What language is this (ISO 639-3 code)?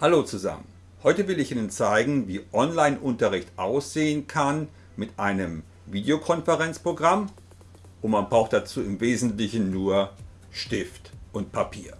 deu